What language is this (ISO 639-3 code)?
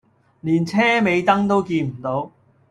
yue